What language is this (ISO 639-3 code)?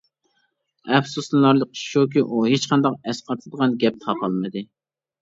uig